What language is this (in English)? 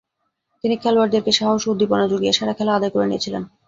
Bangla